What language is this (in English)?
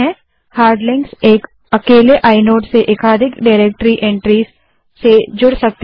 Hindi